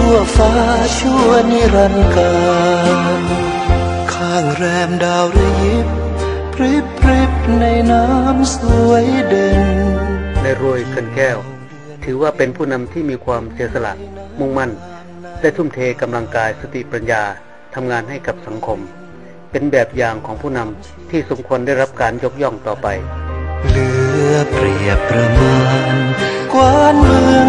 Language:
Thai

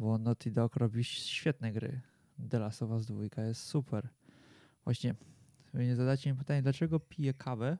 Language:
Polish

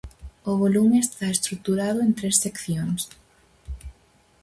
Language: Galician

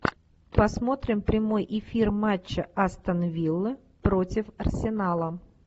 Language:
Russian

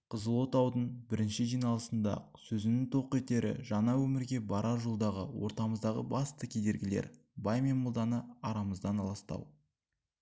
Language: Kazakh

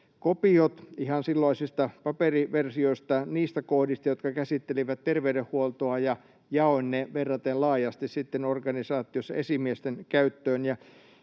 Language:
Finnish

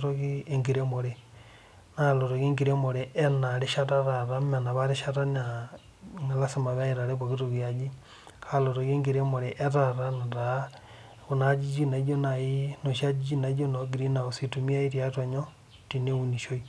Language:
Masai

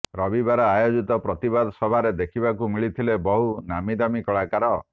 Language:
Odia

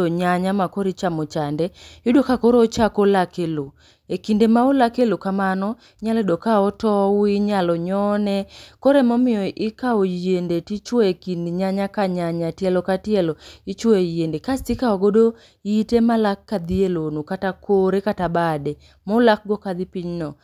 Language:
Luo (Kenya and Tanzania)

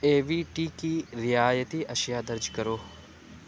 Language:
Urdu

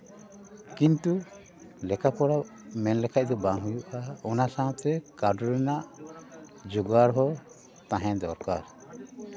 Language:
Santali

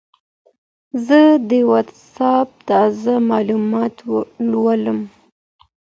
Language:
Pashto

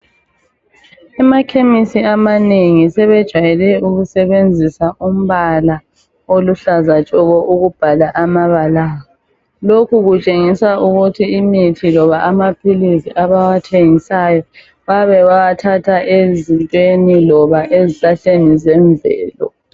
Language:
North Ndebele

